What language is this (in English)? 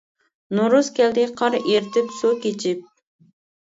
Uyghur